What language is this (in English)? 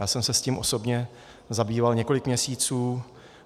Czech